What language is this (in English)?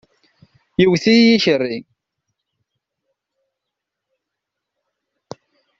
Kabyle